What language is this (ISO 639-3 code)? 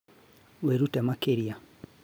kik